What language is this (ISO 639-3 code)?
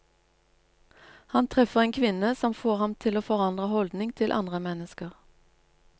nor